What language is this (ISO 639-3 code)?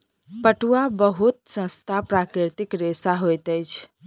mai